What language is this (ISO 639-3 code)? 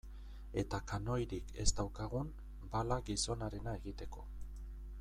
eus